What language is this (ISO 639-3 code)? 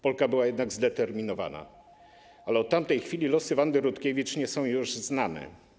pol